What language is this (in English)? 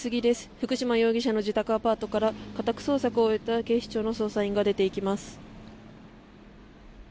Japanese